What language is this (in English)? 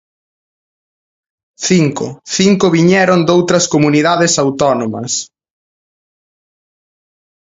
Galician